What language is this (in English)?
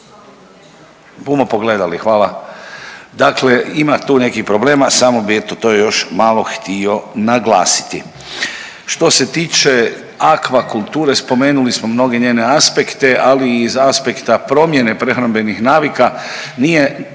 Croatian